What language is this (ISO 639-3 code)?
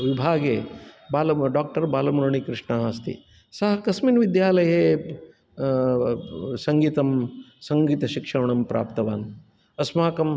san